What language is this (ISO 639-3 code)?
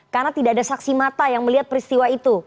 ind